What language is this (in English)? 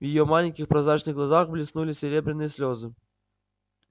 Russian